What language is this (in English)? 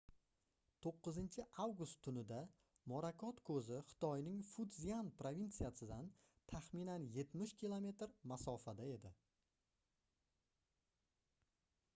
Uzbek